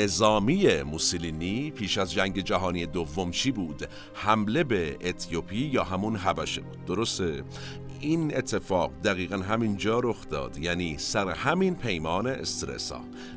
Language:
Persian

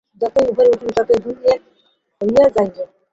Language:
Bangla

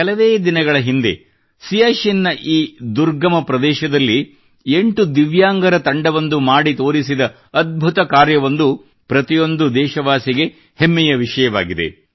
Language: Kannada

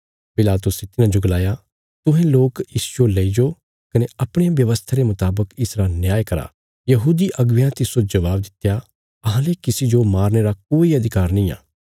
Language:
Bilaspuri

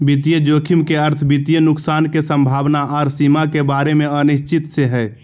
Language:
Magahi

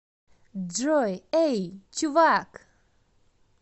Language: Russian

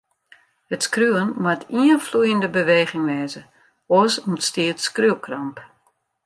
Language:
Western Frisian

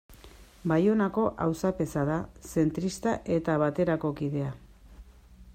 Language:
Basque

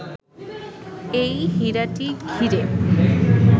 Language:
Bangla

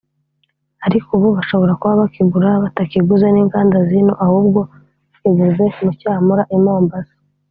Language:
Kinyarwanda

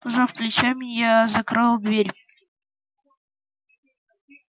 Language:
Russian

